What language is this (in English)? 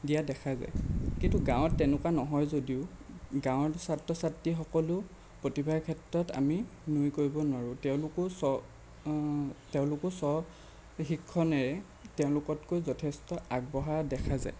Assamese